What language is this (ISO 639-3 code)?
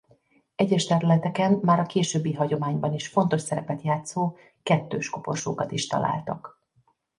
hun